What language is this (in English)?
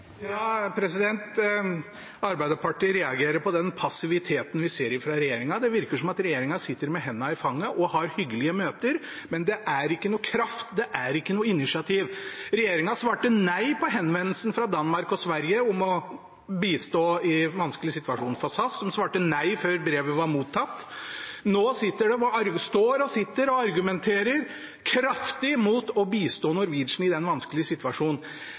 Norwegian Bokmål